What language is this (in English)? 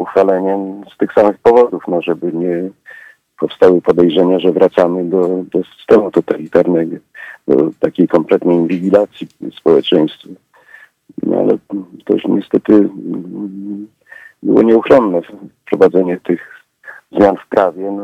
Polish